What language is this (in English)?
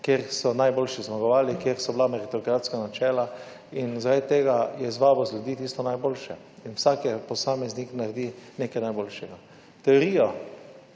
Slovenian